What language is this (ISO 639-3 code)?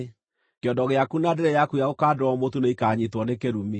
kik